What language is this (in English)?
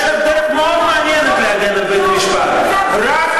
Hebrew